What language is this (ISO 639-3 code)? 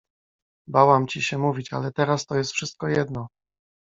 pol